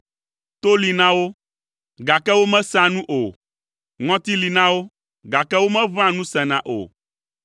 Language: Ewe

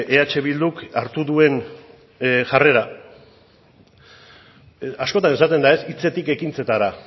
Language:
Basque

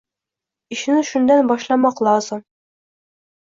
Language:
Uzbek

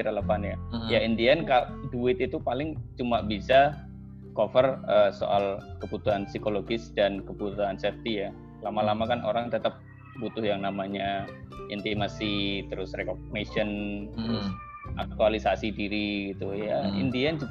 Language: Indonesian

